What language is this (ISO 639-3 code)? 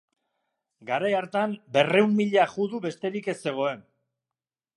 eus